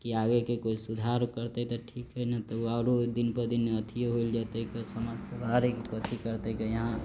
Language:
Maithili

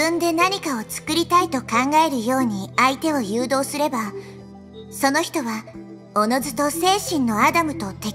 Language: Japanese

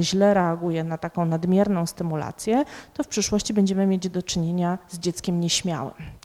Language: Polish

